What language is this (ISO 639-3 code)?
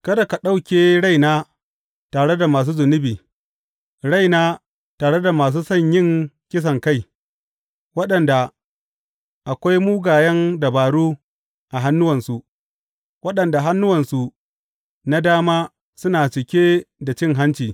hau